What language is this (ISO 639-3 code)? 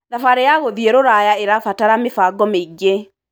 kik